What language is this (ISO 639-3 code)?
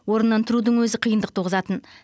kaz